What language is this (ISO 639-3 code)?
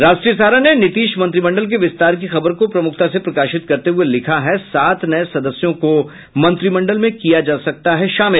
hin